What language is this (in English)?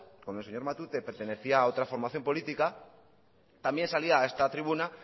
Spanish